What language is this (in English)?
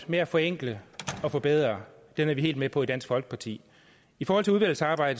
Danish